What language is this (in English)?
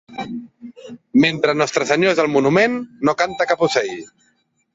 Catalan